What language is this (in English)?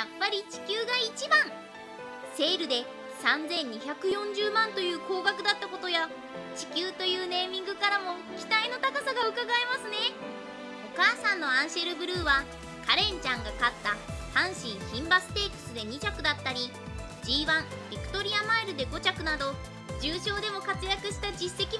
Japanese